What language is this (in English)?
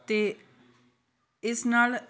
Punjabi